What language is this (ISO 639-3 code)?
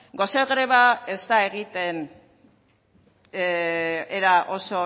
eus